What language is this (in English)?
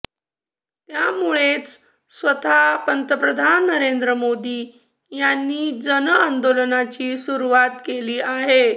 Marathi